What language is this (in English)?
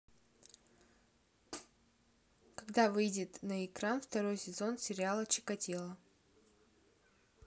Russian